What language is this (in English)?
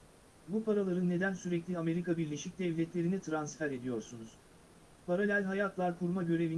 Turkish